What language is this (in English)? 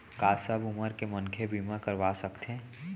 Chhattisgarhi